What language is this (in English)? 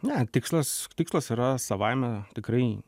Lithuanian